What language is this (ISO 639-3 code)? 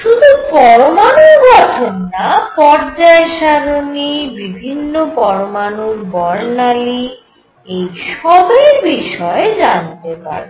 ben